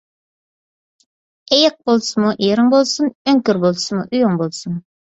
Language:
Uyghur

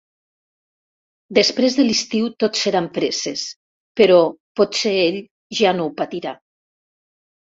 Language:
Catalan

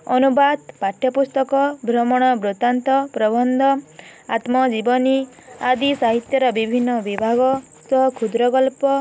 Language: Odia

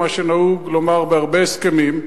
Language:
Hebrew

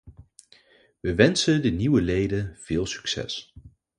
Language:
Dutch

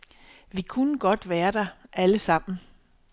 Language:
Danish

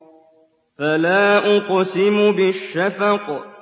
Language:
Arabic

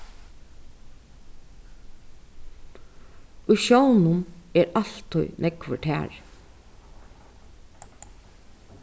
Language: Faroese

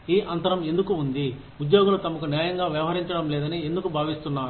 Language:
Telugu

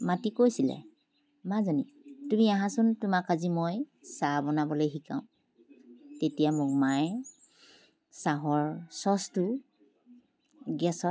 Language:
Assamese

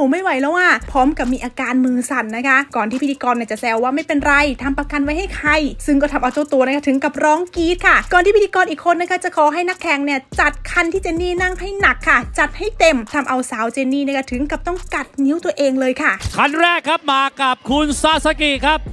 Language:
Thai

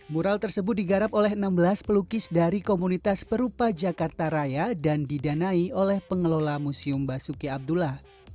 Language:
Indonesian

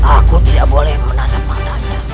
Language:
Indonesian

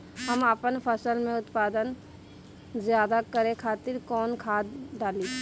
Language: Bhojpuri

